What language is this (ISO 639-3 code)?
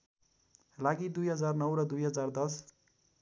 nep